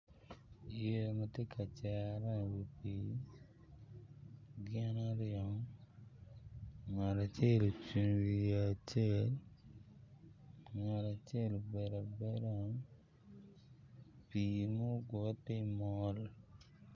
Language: Acoli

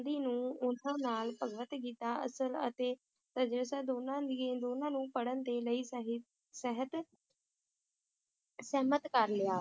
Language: Punjabi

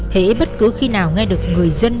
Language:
Vietnamese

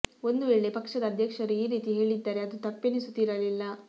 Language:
Kannada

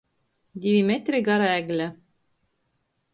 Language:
Latgalian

